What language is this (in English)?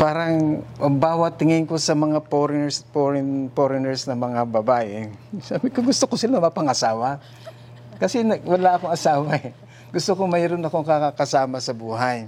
Filipino